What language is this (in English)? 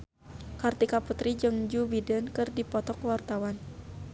Sundanese